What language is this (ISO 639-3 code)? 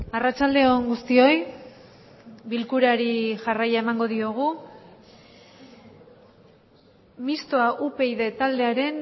eus